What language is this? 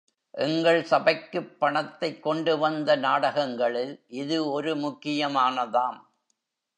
Tamil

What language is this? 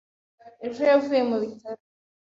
Kinyarwanda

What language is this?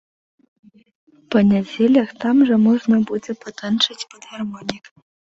Belarusian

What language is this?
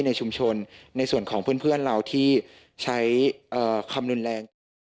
Thai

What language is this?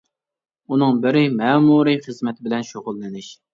Uyghur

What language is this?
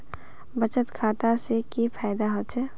Magahi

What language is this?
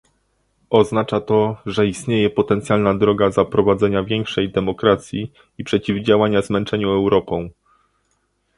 Polish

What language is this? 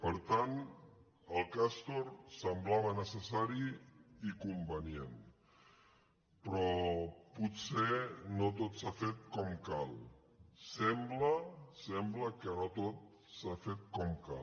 Catalan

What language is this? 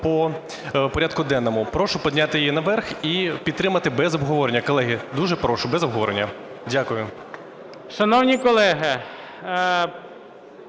Ukrainian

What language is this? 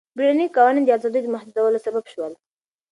Pashto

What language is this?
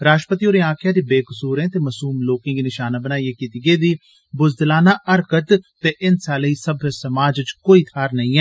Dogri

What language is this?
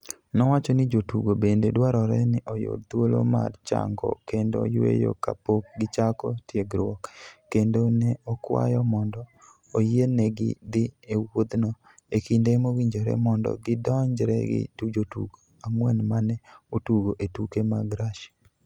Luo (Kenya and Tanzania)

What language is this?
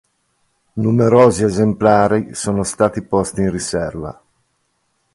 Italian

